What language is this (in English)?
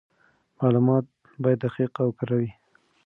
Pashto